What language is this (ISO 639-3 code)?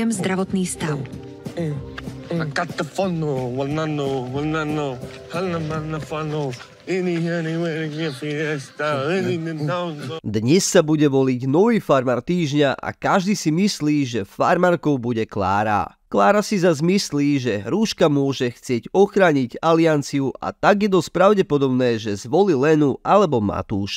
slk